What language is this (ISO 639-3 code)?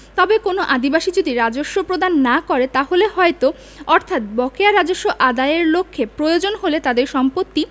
ben